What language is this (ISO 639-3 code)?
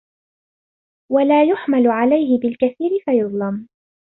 ara